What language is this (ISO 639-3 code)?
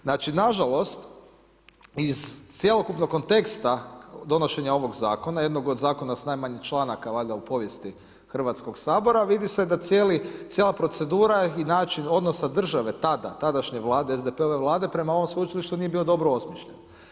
hrv